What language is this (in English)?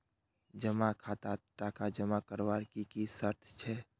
Magahi